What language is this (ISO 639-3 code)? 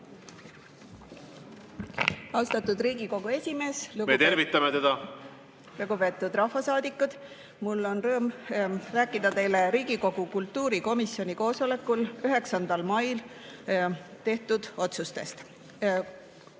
est